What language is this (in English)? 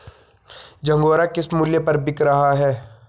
Hindi